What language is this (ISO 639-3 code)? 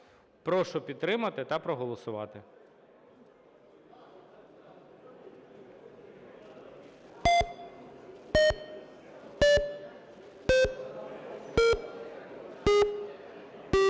ukr